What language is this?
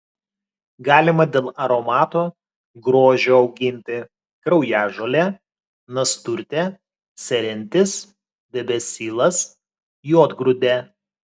Lithuanian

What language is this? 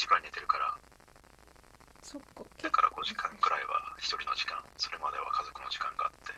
Japanese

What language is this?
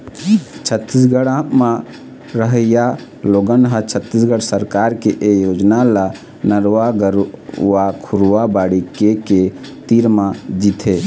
Chhattisgarhi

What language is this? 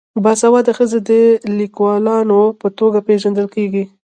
Pashto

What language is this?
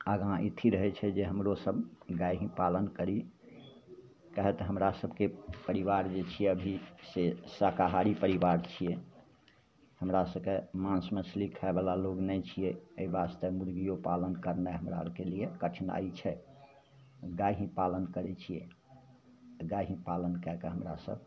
Maithili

